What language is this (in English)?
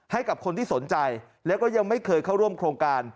Thai